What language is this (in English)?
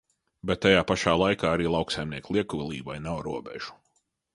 Latvian